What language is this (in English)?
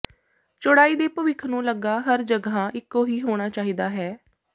Punjabi